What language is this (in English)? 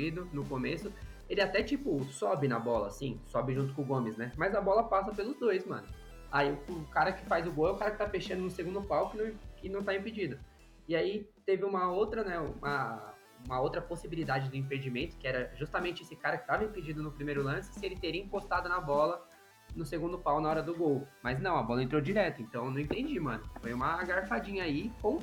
Portuguese